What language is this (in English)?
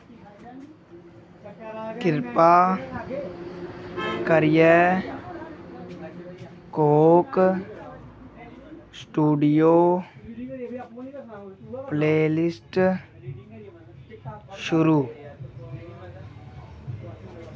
Dogri